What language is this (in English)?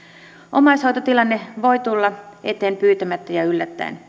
Finnish